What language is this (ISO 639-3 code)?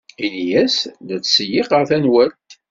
kab